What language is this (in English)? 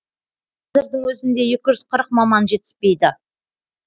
Kazakh